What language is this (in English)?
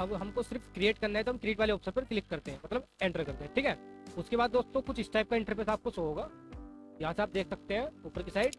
Hindi